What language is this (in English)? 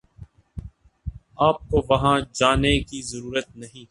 Urdu